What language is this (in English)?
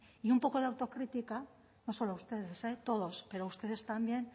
Spanish